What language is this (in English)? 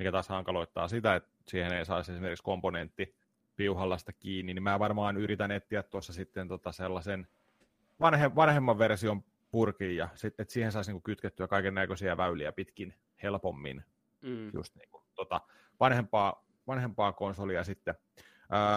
Finnish